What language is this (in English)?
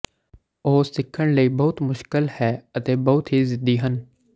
Punjabi